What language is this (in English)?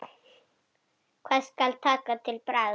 Icelandic